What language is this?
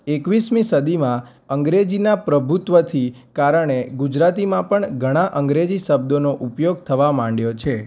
Gujarati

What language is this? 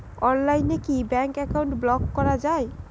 Bangla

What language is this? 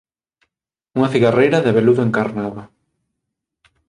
Galician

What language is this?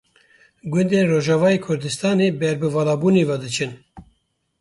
Kurdish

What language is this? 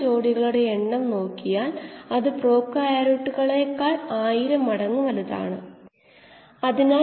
Malayalam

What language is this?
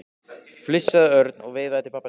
Icelandic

